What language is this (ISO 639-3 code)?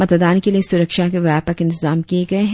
hin